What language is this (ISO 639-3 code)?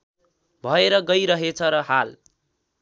nep